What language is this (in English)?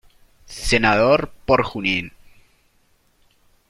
Spanish